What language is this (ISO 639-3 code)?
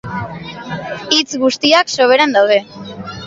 eus